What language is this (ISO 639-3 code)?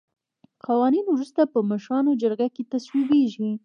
pus